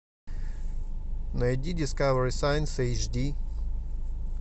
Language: Russian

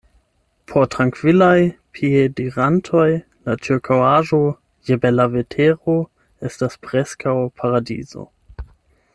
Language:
Esperanto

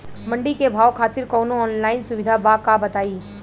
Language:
Bhojpuri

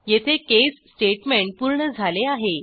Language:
Marathi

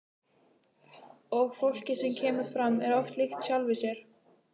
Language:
Icelandic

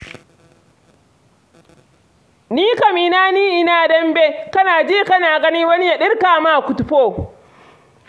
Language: Hausa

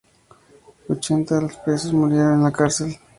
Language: Spanish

